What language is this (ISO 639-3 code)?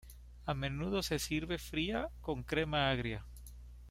spa